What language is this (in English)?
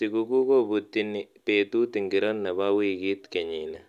Kalenjin